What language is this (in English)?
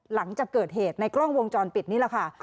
Thai